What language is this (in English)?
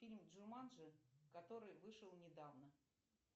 Russian